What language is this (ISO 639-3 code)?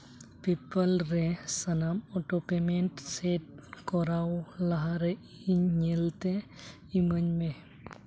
sat